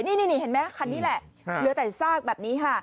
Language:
Thai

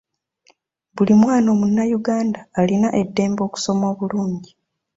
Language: Ganda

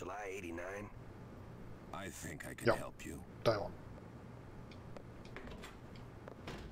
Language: Czech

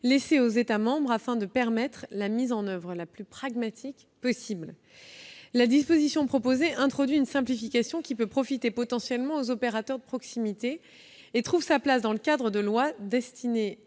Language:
French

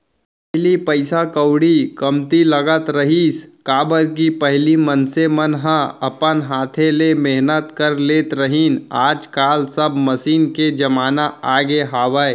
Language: Chhattisgarhi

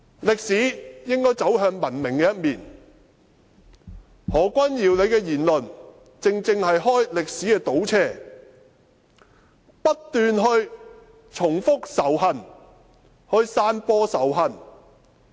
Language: Cantonese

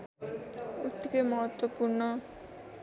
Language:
Nepali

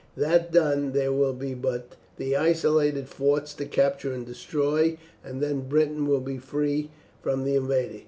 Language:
English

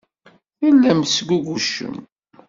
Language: Kabyle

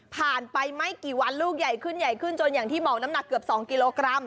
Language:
Thai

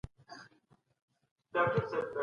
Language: Pashto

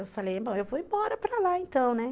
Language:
Portuguese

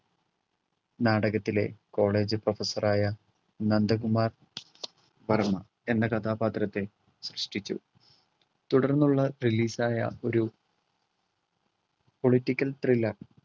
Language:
Malayalam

